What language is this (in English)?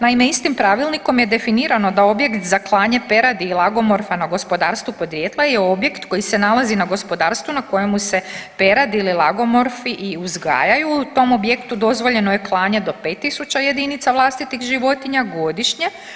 Croatian